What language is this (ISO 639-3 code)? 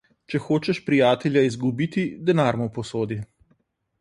slv